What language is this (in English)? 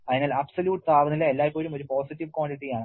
Malayalam